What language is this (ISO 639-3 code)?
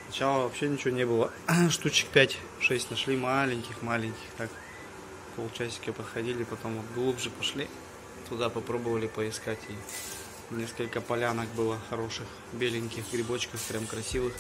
rus